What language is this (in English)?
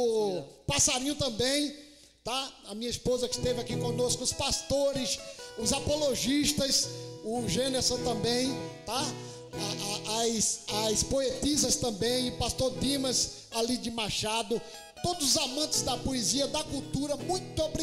Portuguese